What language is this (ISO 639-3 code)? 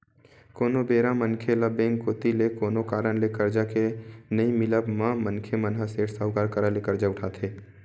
hne